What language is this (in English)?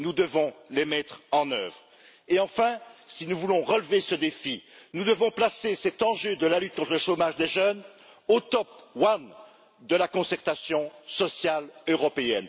French